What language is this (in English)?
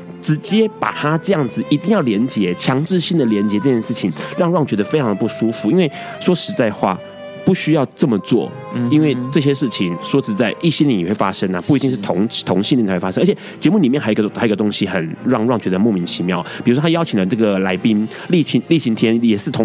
Chinese